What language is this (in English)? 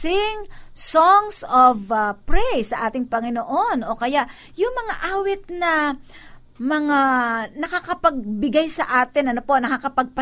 Filipino